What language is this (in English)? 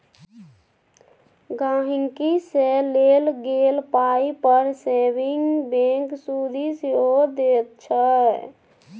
Maithili